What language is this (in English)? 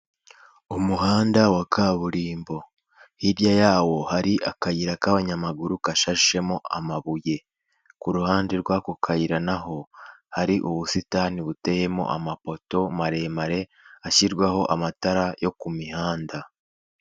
Kinyarwanda